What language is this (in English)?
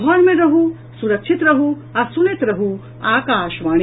Maithili